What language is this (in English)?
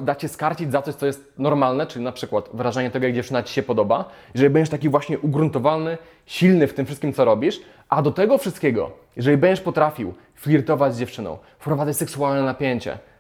Polish